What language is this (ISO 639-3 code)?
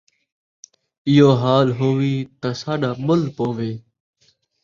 skr